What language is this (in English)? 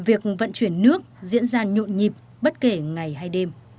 Vietnamese